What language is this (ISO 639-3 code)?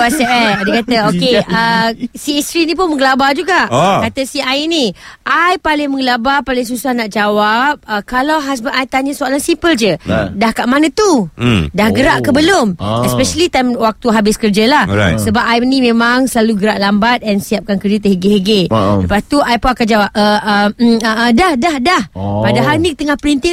msa